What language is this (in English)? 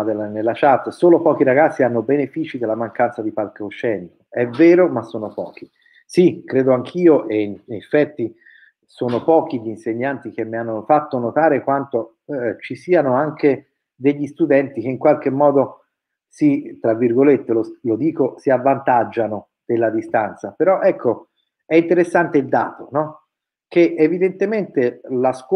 Italian